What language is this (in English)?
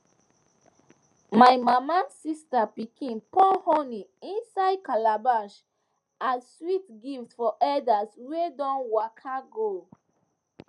Nigerian Pidgin